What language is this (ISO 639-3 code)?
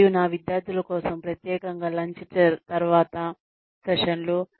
tel